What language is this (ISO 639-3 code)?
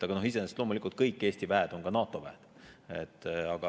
est